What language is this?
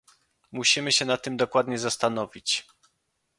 Polish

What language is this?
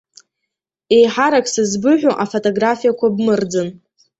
Abkhazian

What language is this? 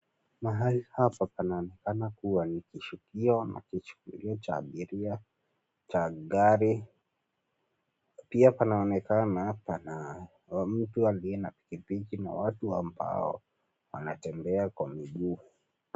Swahili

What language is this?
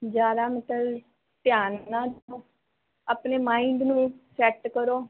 Punjabi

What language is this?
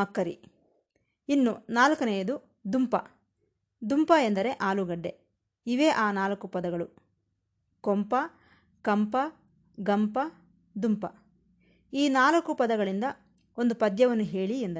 Kannada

